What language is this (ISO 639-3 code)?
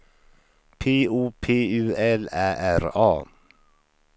swe